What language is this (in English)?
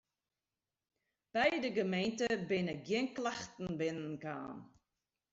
Western Frisian